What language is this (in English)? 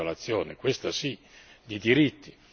Italian